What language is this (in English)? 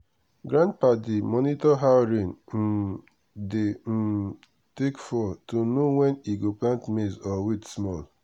Nigerian Pidgin